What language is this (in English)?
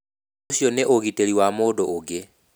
Kikuyu